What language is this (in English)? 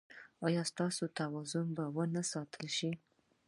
Pashto